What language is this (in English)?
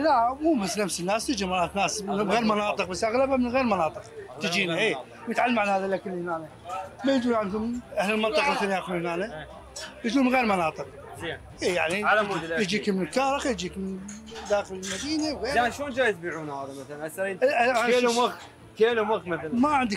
Arabic